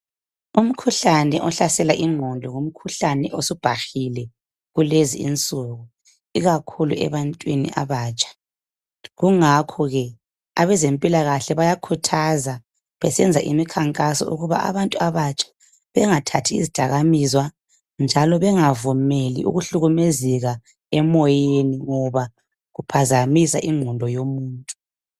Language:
North Ndebele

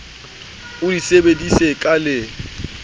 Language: Southern Sotho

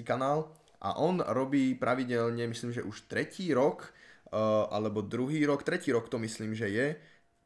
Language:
Slovak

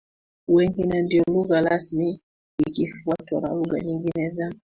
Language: Swahili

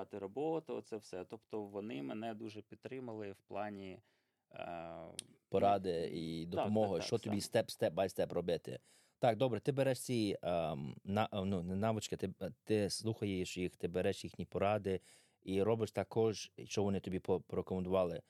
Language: Ukrainian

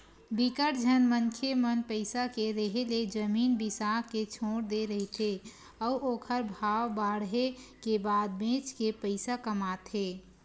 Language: Chhattisgarhi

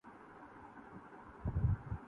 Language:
Urdu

